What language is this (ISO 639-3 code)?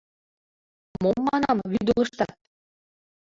chm